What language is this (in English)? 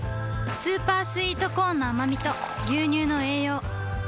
Japanese